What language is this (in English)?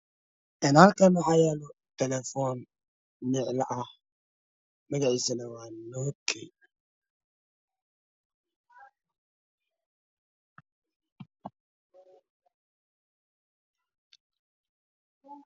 Somali